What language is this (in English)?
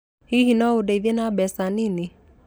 Kikuyu